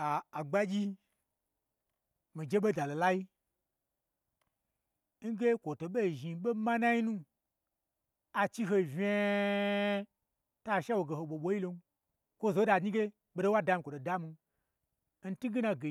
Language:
Gbagyi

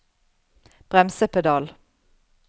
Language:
Norwegian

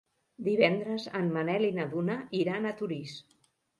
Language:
Catalan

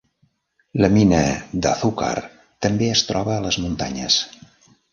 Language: Catalan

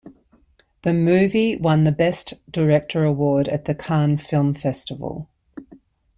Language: English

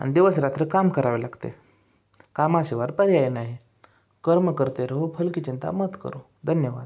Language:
Marathi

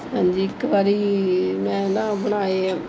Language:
Punjabi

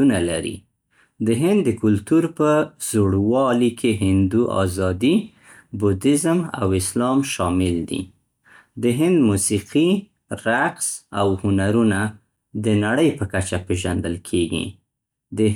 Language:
Central Pashto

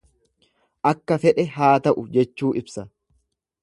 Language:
Oromo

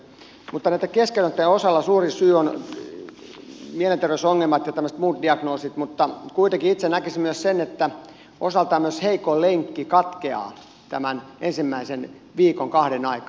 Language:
Finnish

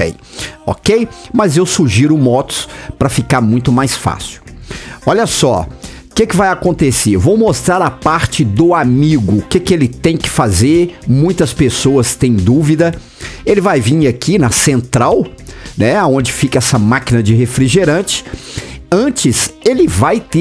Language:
Portuguese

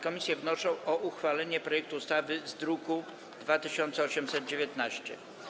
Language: Polish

